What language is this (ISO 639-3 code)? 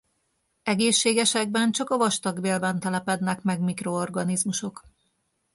hun